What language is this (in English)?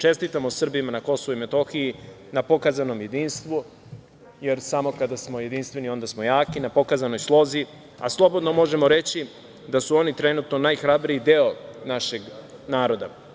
Serbian